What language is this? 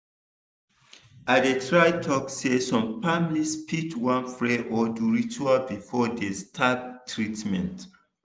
Nigerian Pidgin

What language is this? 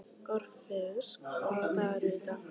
Icelandic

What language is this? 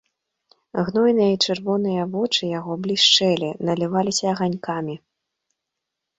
Belarusian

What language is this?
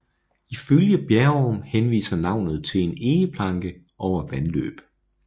Danish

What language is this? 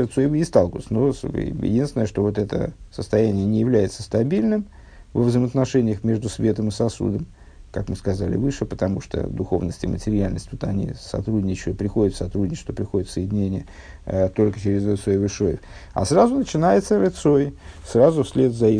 Russian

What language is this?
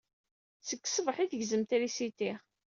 Kabyle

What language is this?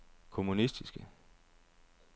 Danish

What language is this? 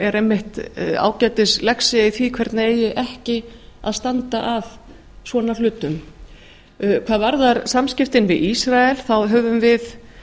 Icelandic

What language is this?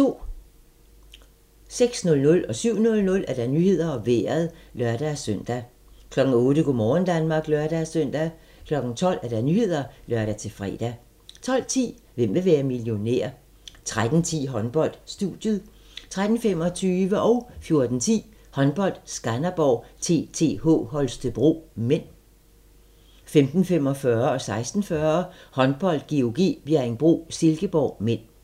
Danish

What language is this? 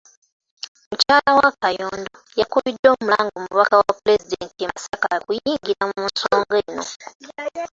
Ganda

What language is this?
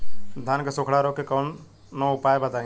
Bhojpuri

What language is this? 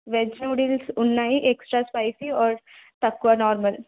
Telugu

